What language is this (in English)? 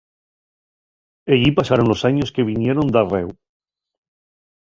Asturian